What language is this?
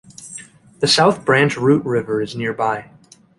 English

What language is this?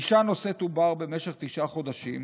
Hebrew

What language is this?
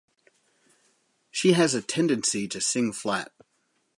English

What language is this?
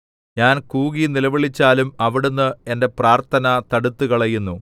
Malayalam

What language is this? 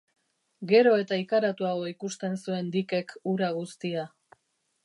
Basque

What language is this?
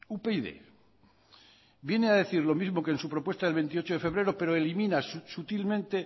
Spanish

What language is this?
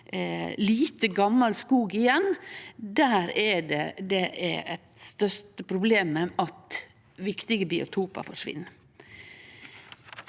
Norwegian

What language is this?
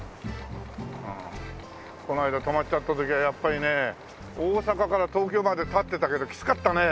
Japanese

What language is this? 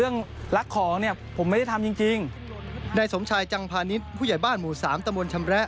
Thai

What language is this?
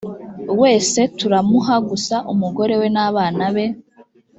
Kinyarwanda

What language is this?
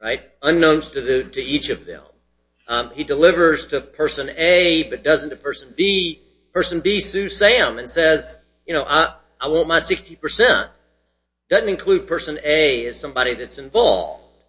English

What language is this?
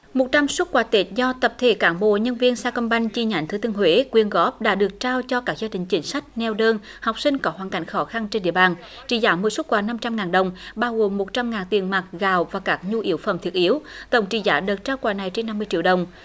Vietnamese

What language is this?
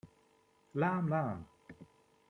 Hungarian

